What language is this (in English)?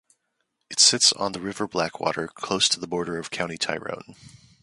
English